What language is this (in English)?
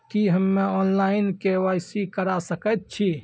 Maithili